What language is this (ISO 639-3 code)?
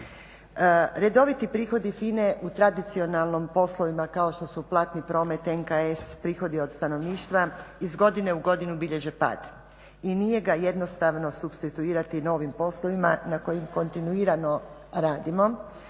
hrv